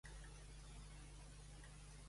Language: Catalan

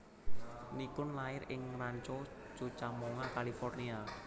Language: Javanese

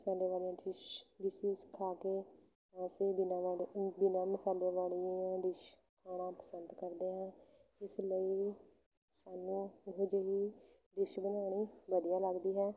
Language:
Punjabi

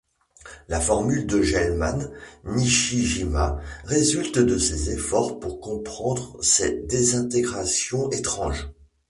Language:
French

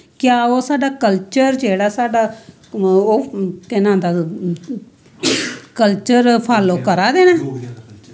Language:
Dogri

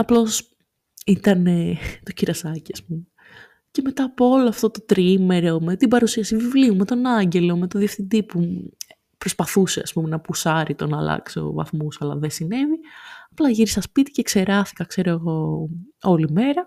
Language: Greek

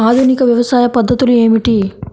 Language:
Telugu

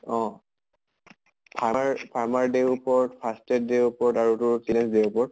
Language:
Assamese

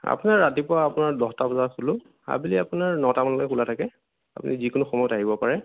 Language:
Assamese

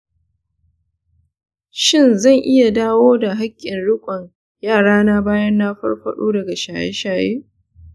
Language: Hausa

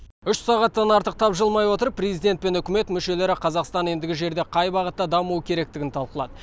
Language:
Kazakh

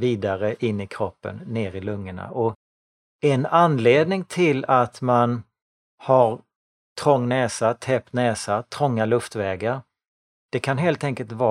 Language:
Swedish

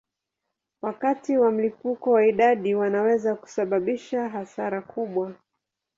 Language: Swahili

